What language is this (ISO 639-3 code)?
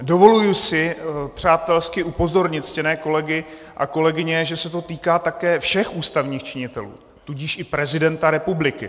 ces